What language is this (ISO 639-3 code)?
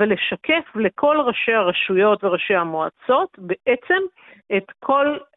heb